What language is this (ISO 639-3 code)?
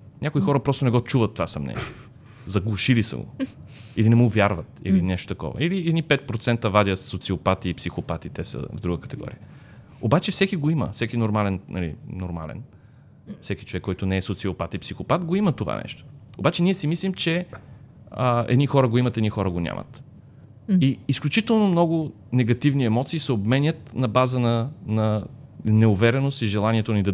bul